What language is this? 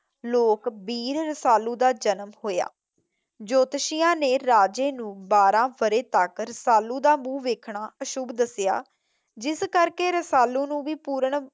Punjabi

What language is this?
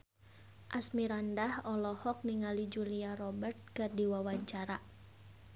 Sundanese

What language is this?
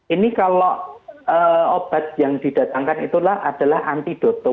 Indonesian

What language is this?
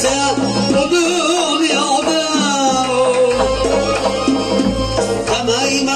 Turkish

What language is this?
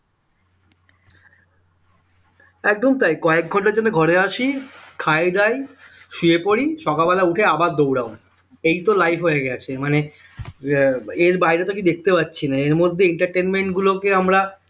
Bangla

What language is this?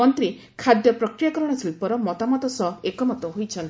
Odia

